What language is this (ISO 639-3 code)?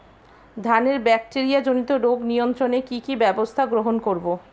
ben